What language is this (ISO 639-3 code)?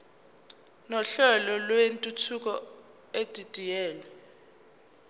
zul